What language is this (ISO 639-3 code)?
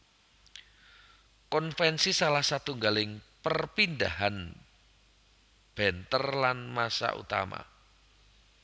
jav